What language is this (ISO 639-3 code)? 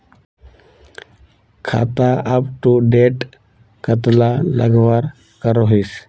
mag